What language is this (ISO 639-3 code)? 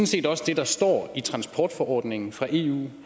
dan